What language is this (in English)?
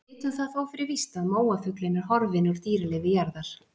Icelandic